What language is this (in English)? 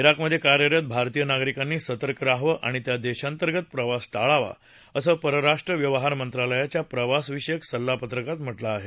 Marathi